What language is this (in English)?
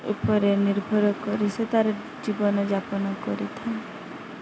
Odia